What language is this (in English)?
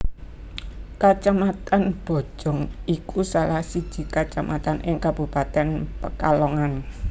Javanese